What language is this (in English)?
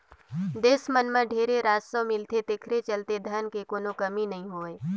Chhattisgarhi